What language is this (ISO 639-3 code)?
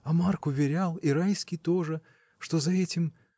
rus